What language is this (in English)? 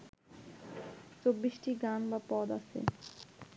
Bangla